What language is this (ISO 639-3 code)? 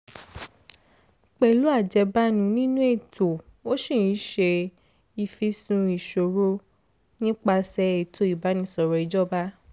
yor